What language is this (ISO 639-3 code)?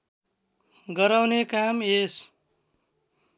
nep